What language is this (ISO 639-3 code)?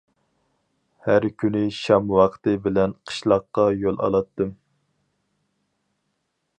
uig